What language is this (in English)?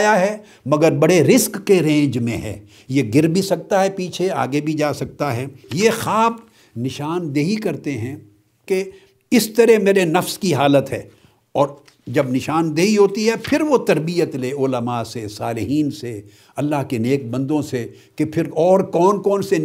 Urdu